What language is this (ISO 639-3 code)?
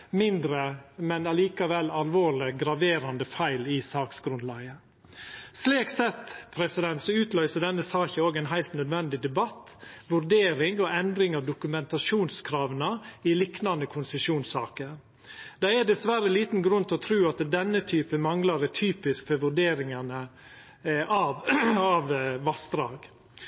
nno